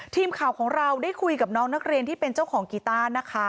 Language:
Thai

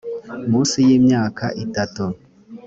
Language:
Kinyarwanda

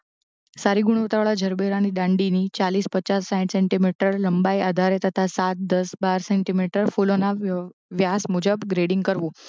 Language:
Gujarati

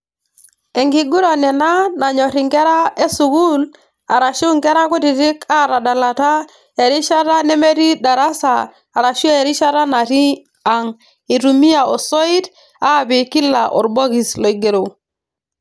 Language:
Masai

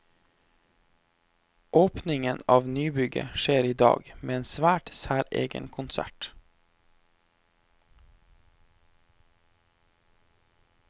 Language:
Norwegian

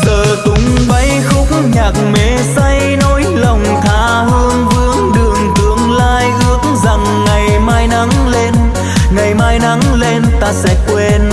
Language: Vietnamese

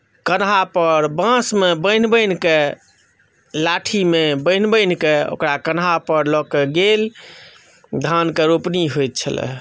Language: Maithili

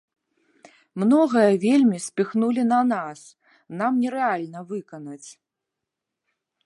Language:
Belarusian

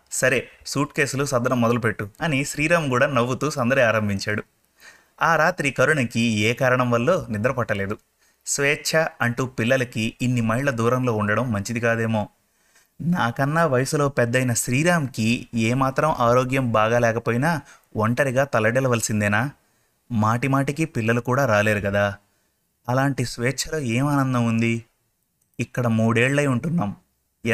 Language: Telugu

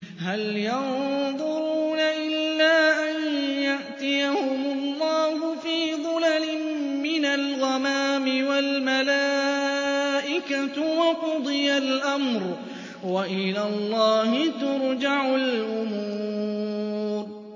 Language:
Arabic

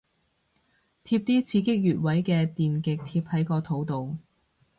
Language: Cantonese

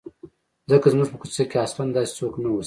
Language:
Pashto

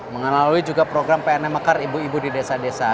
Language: Indonesian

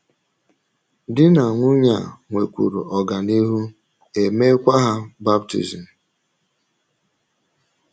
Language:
Igbo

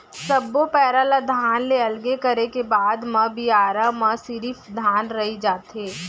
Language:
Chhattisgarhi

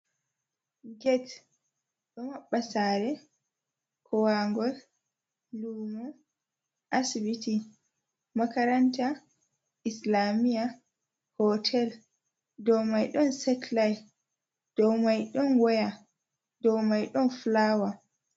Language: Fula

